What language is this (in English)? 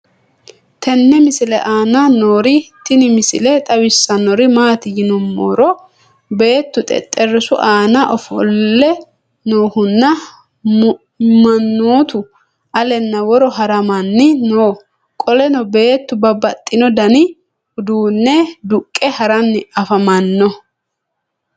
Sidamo